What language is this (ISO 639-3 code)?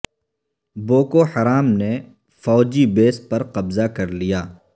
urd